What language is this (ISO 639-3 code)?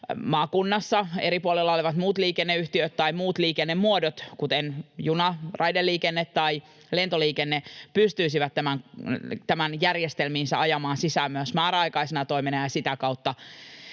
fin